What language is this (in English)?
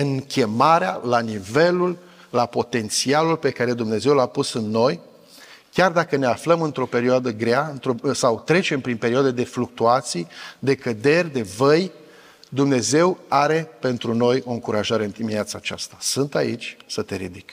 Romanian